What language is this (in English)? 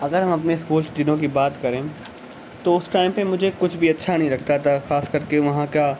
Urdu